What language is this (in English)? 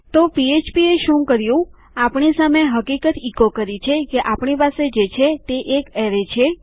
Gujarati